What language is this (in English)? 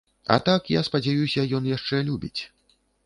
Belarusian